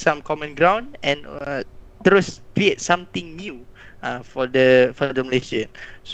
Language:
Malay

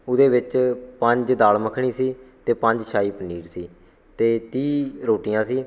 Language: Punjabi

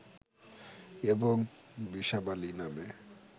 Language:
Bangla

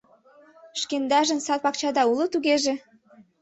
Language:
Mari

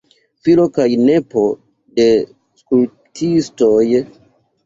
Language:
Esperanto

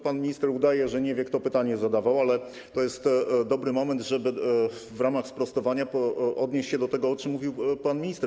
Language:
Polish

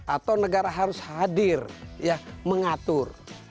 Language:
Indonesian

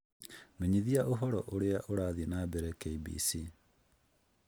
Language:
Kikuyu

